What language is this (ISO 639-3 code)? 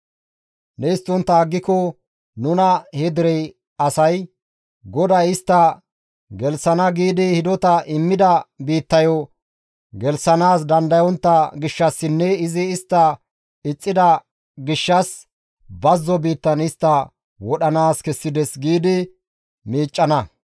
gmv